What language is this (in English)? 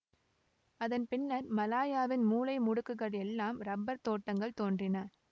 Tamil